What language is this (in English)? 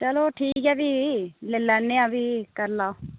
Dogri